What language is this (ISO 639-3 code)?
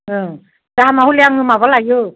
brx